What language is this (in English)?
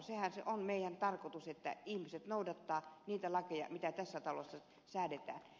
Finnish